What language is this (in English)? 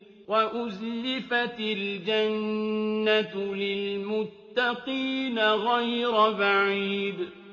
Arabic